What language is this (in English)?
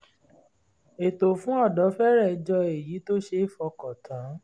Yoruba